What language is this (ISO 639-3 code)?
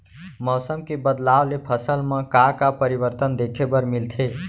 hne